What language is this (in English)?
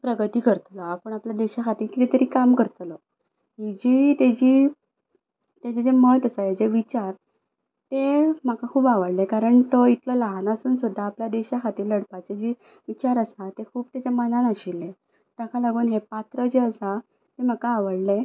Konkani